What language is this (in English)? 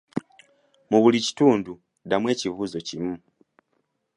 Ganda